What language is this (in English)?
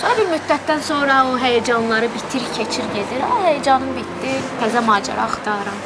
Turkish